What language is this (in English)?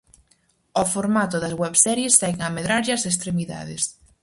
Galician